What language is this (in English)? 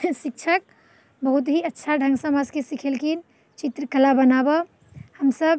Maithili